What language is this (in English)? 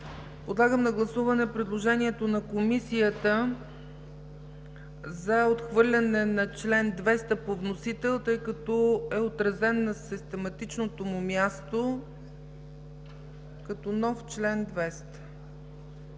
Bulgarian